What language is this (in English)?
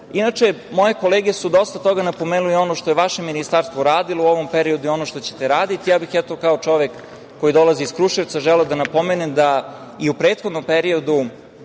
Serbian